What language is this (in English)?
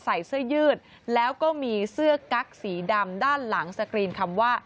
Thai